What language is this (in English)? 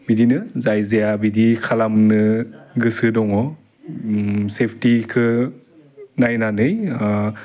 Bodo